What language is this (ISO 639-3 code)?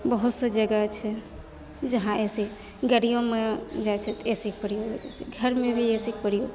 mai